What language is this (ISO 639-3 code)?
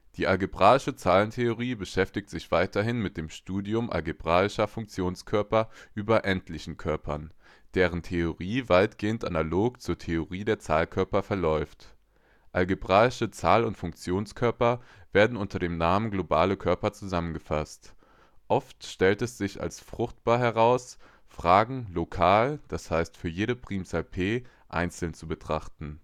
deu